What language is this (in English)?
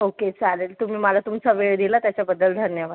Marathi